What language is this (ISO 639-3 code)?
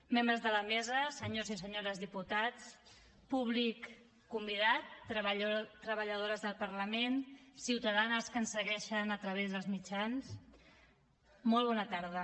cat